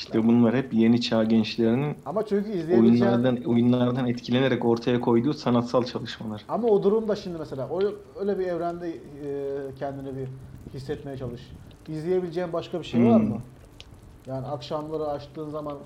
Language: Turkish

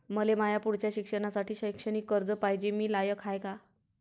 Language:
Marathi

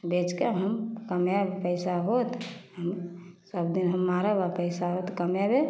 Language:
Maithili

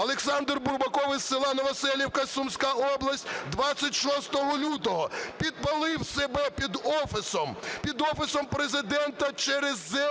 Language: Ukrainian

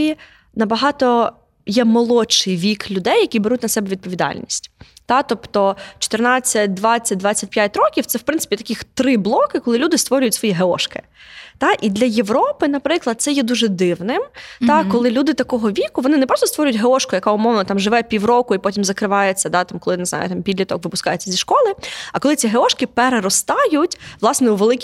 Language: Ukrainian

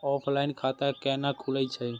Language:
Maithili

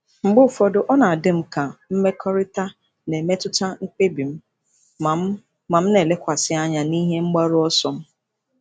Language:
Igbo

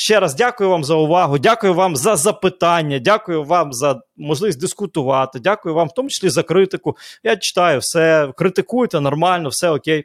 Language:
Ukrainian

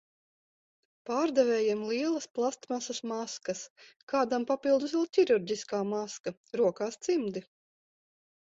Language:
Latvian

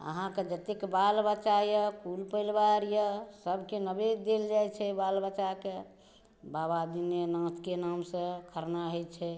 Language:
Maithili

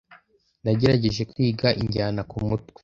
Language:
Kinyarwanda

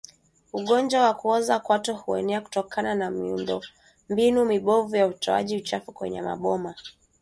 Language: Swahili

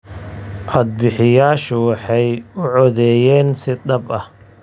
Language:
Somali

